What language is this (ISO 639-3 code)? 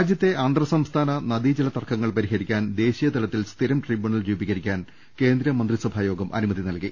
mal